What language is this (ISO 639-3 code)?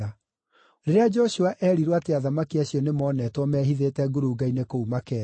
kik